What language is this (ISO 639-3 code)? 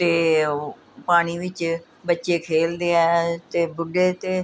pan